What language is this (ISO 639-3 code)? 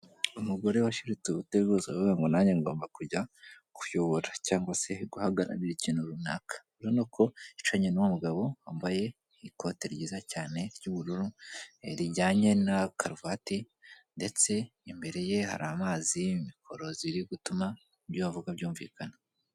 kin